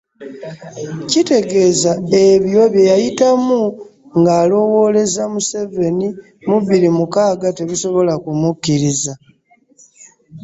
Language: Ganda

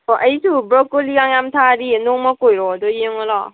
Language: Manipuri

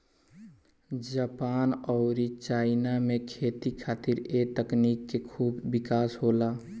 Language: Bhojpuri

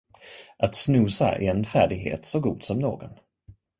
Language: Swedish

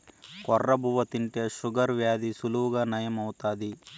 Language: Telugu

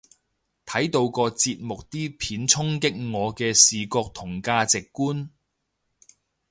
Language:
Cantonese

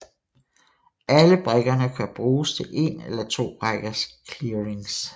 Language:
Danish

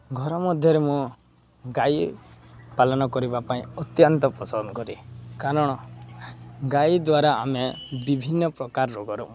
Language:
Odia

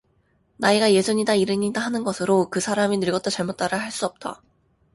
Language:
Korean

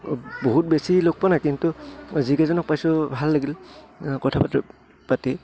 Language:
Assamese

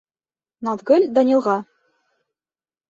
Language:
Bashkir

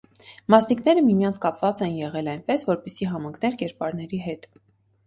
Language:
Armenian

